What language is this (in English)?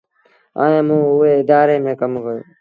Sindhi Bhil